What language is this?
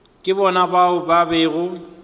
Northern Sotho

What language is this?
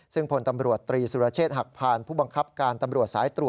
Thai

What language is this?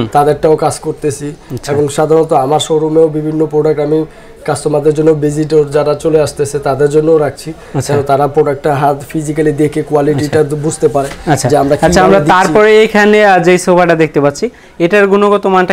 Hindi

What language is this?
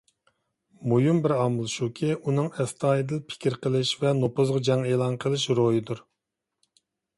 Uyghur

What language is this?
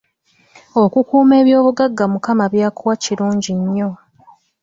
Ganda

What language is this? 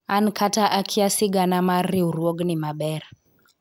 Luo (Kenya and Tanzania)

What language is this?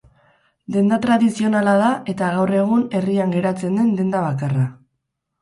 Basque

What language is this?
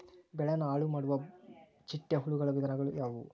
Kannada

